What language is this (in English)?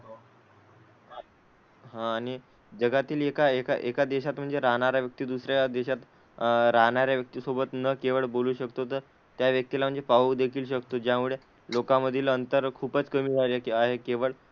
Marathi